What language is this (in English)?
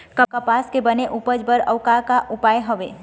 Chhattisgarhi